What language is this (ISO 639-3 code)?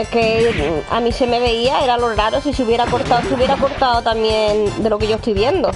spa